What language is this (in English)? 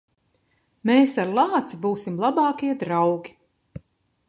Latvian